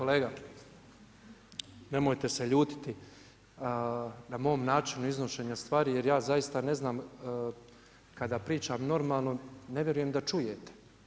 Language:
Croatian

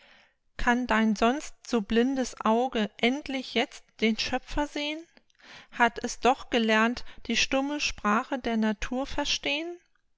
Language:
German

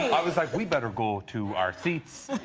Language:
English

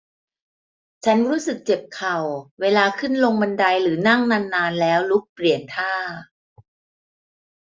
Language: Thai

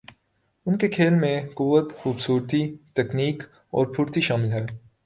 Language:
Urdu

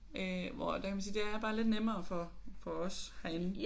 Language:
Danish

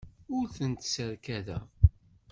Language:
Kabyle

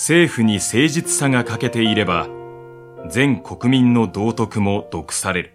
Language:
Japanese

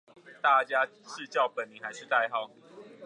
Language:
Chinese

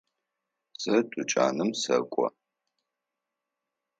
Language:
Adyghe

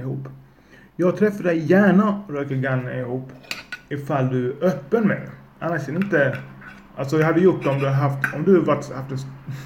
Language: Swedish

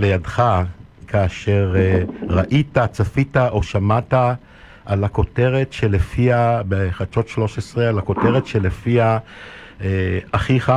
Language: Hebrew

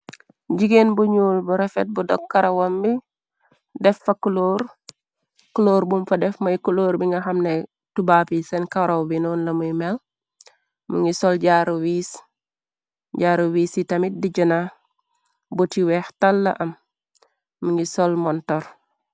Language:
Wolof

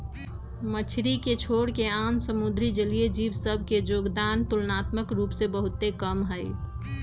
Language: Magahi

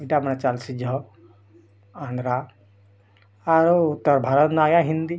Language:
Odia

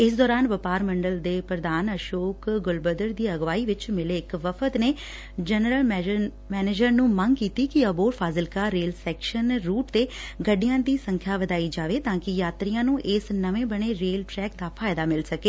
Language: Punjabi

